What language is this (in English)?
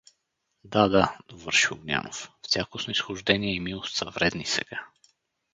Bulgarian